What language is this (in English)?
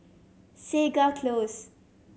English